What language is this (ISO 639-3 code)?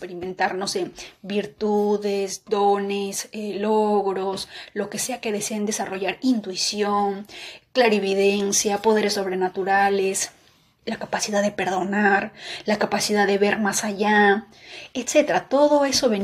spa